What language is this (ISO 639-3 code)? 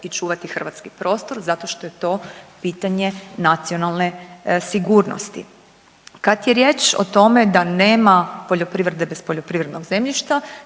hrv